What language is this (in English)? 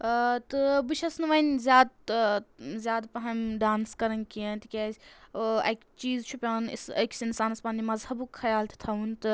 Kashmiri